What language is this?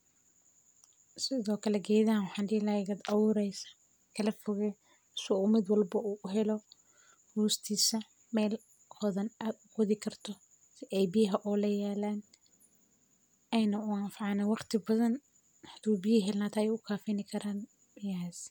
Somali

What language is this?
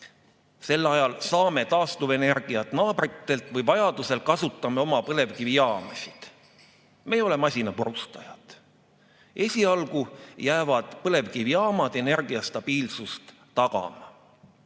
Estonian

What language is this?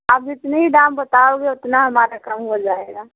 Hindi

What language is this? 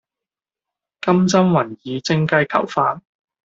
Cantonese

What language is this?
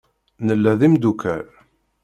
Kabyle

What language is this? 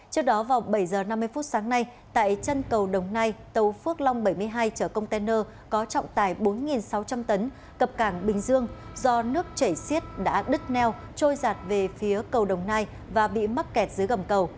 Vietnamese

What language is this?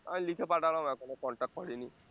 Bangla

